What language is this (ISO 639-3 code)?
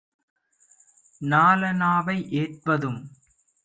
tam